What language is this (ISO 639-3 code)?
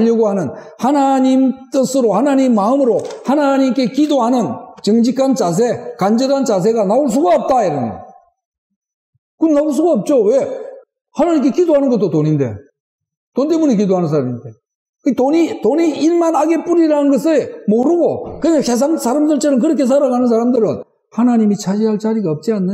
kor